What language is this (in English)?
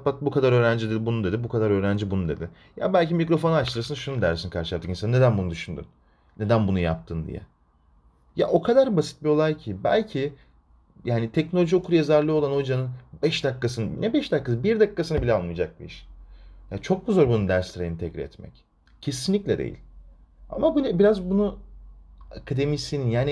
Turkish